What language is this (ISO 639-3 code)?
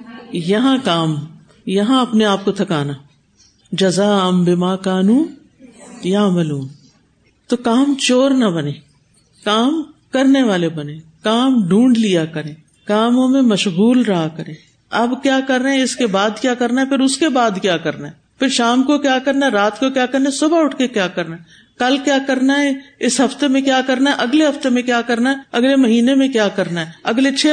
urd